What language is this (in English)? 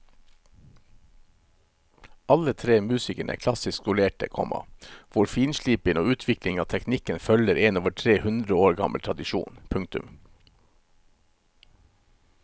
Norwegian